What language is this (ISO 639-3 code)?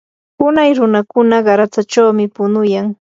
qur